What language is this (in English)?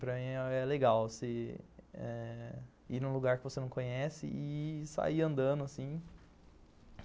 Portuguese